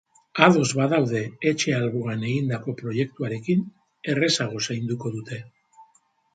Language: Basque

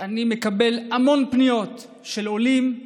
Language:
Hebrew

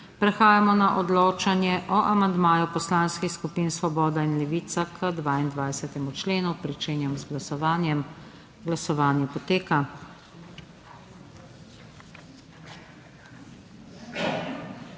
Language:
Slovenian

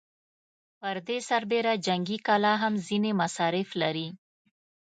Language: Pashto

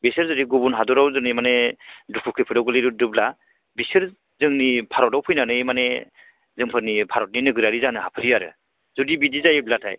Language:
Bodo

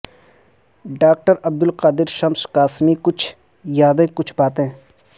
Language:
Urdu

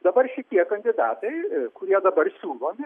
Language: Lithuanian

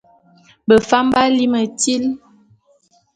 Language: Bulu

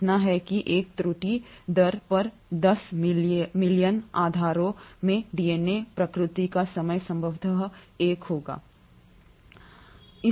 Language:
Hindi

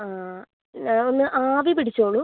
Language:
Malayalam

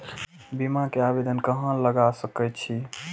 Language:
Maithili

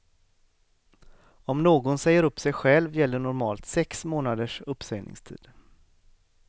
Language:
Swedish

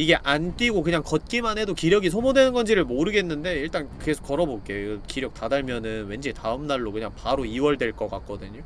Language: Korean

